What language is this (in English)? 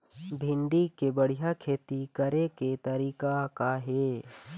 Chhattisgarhi